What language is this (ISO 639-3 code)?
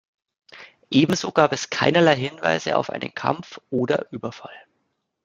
deu